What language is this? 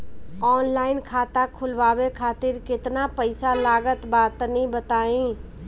Bhojpuri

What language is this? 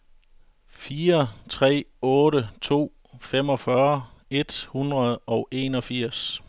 Danish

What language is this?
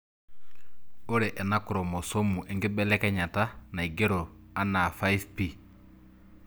Masai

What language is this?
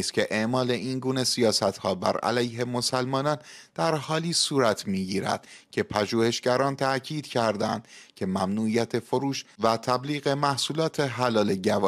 Persian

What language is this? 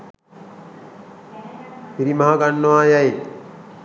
Sinhala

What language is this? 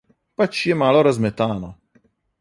Slovenian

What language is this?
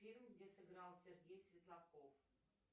Russian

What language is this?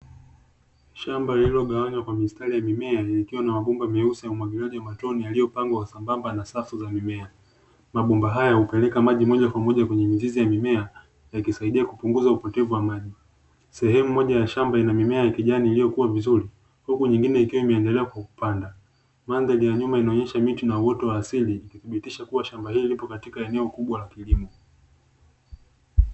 Swahili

